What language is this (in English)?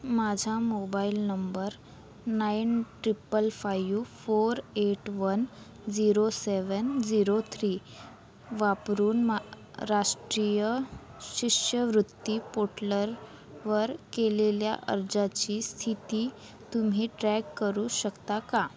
Marathi